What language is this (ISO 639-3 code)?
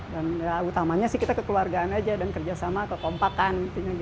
ind